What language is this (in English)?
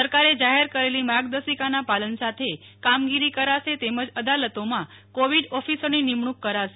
Gujarati